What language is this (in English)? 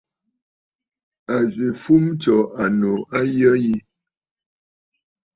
Bafut